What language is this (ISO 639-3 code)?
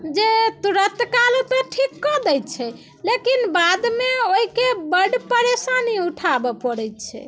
mai